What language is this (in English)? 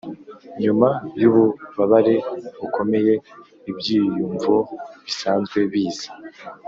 Kinyarwanda